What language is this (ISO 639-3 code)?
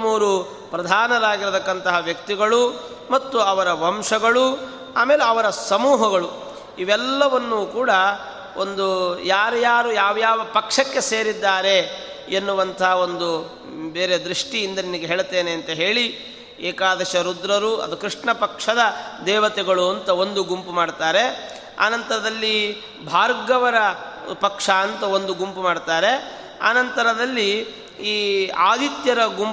kan